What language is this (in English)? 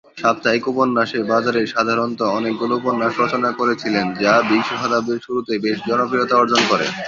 Bangla